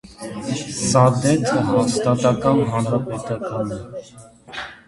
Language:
Armenian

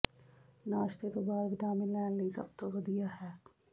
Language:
Punjabi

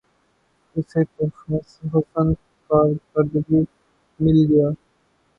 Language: Urdu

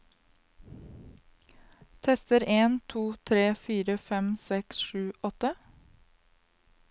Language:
Norwegian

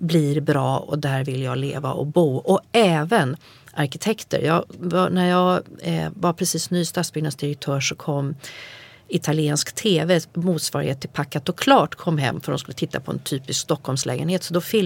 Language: Swedish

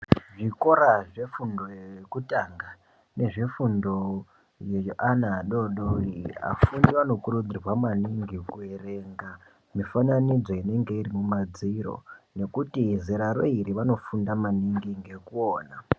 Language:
Ndau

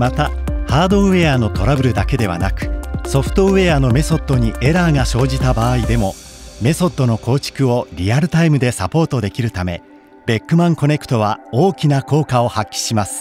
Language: Japanese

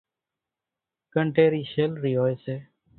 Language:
Kachi Koli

